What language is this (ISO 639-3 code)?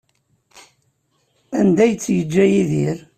kab